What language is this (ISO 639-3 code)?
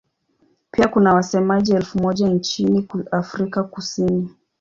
swa